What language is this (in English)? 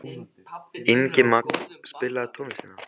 Icelandic